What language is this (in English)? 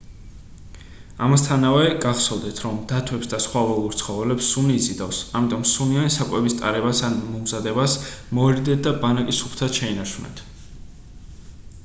Georgian